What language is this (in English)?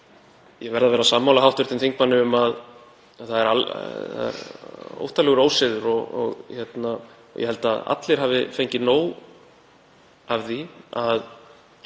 Icelandic